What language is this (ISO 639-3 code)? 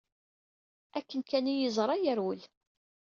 kab